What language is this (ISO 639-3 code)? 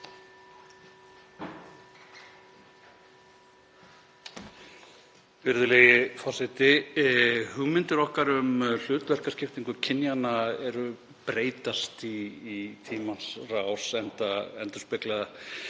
isl